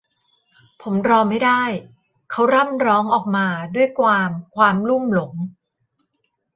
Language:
Thai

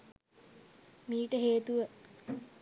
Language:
Sinhala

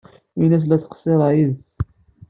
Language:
Kabyle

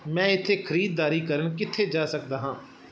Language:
Punjabi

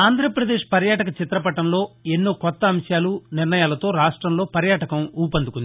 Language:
Telugu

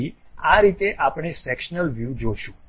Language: Gujarati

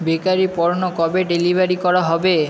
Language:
Bangla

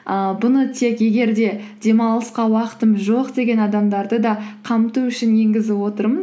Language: Kazakh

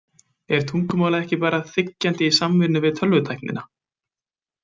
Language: Icelandic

